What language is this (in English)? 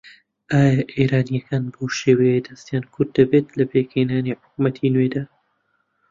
Central Kurdish